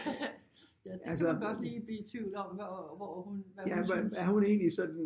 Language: Danish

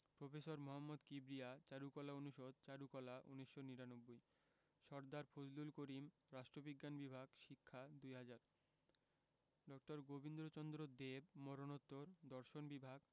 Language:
Bangla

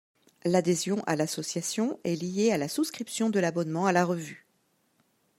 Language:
French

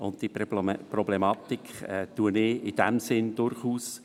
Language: Swiss German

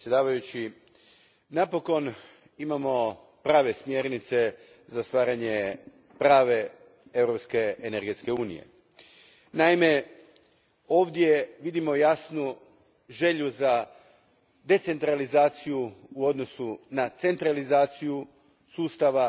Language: Croatian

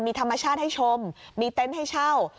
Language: Thai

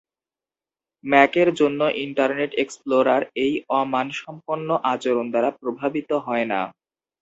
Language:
Bangla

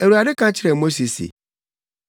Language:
Akan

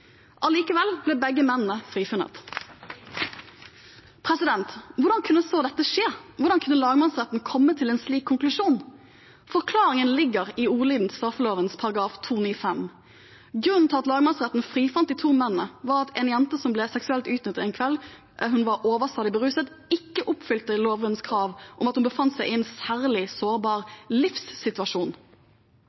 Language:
Norwegian Bokmål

